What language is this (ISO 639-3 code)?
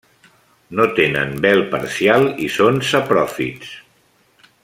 cat